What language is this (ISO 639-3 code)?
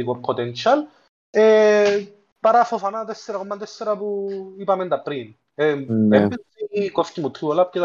ell